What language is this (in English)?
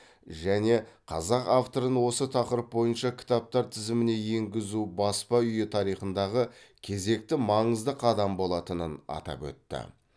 Kazakh